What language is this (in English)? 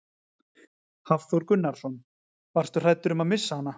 Icelandic